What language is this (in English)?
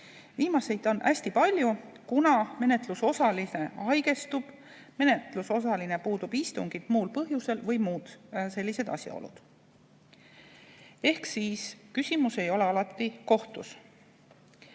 Estonian